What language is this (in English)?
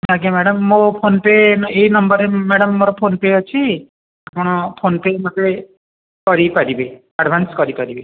Odia